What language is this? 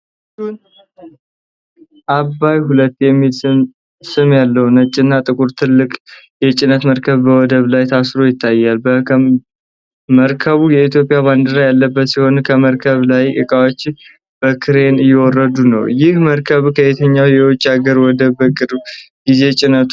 Amharic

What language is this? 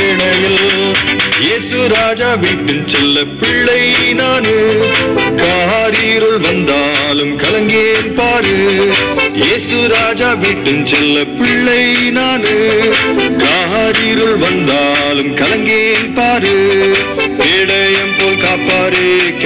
Russian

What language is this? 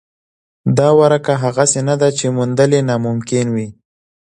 Pashto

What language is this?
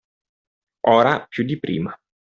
Italian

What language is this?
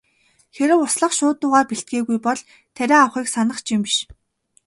Mongolian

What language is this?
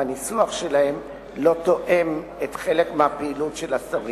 Hebrew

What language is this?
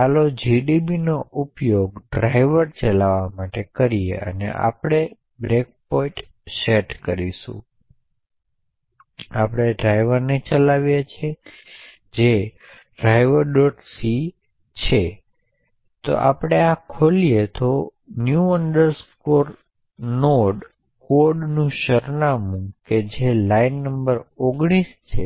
Gujarati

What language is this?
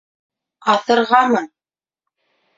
Bashkir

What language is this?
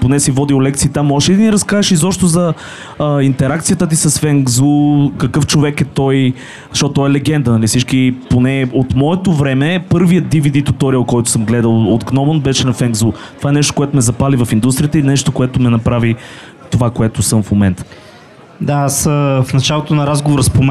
Bulgarian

